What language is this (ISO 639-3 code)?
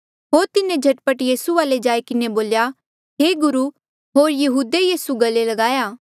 mjl